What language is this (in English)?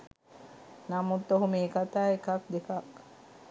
Sinhala